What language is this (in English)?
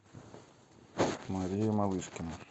Russian